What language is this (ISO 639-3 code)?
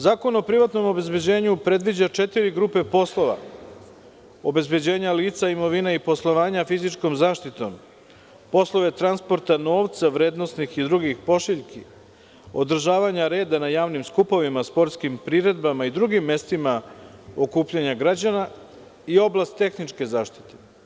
srp